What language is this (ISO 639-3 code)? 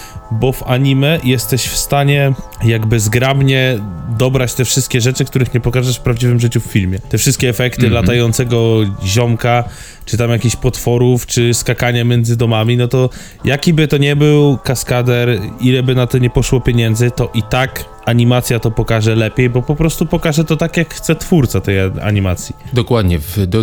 pol